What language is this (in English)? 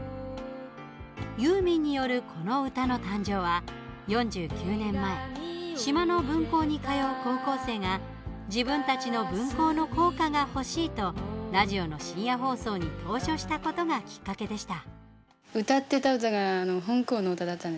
Japanese